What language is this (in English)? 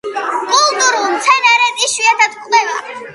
Georgian